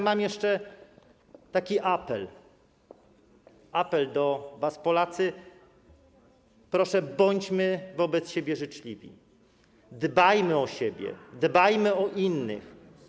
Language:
Polish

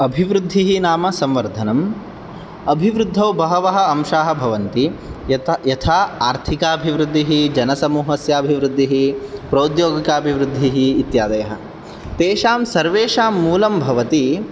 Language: Sanskrit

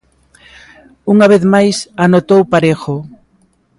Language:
Galician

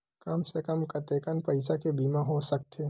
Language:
Chhattisgarhi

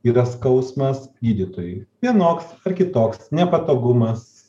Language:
Lithuanian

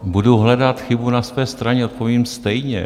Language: Czech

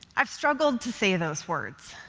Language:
English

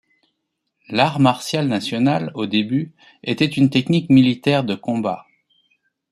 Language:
French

